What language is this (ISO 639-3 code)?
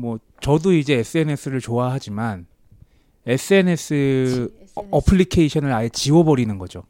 kor